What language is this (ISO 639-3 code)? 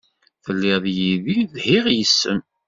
kab